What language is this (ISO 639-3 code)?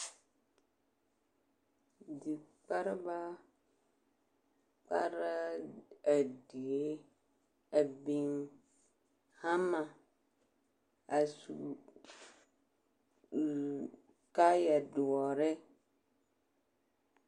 dga